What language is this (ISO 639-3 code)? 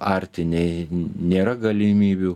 lit